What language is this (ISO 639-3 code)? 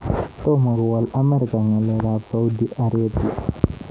kln